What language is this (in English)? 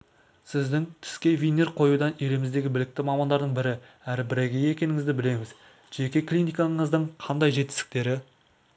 Kazakh